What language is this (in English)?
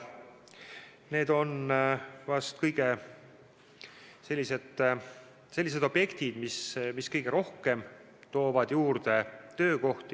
Estonian